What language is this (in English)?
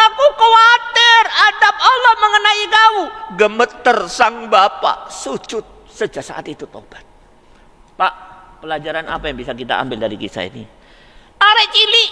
Indonesian